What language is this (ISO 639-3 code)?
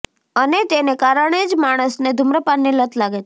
guj